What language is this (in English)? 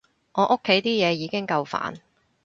Cantonese